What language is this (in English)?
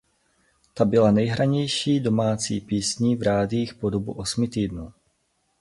Czech